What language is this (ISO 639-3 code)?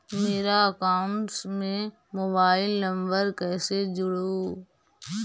mag